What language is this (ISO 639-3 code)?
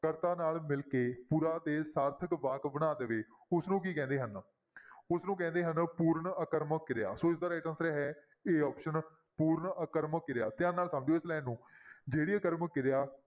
pan